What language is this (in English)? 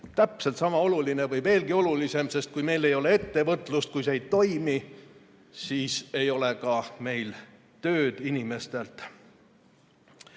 Estonian